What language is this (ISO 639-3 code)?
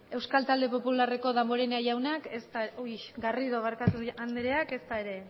eus